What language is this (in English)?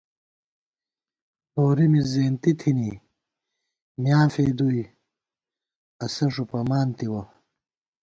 Gawar-Bati